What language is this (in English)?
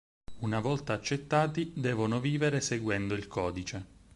Italian